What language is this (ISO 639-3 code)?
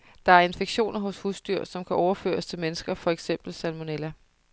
dan